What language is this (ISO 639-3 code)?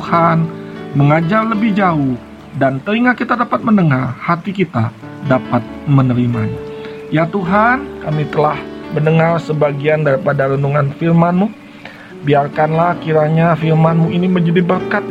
ind